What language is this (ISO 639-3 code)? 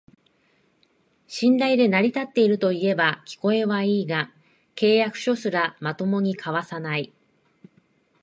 jpn